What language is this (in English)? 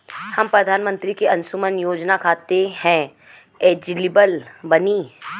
Bhojpuri